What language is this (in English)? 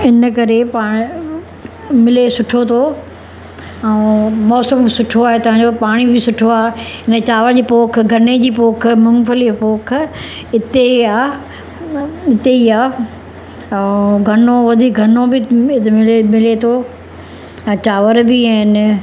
Sindhi